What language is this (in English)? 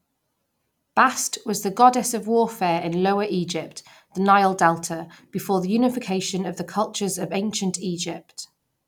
English